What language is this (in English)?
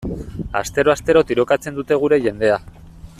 Basque